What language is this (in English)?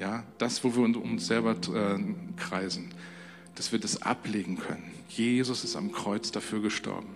German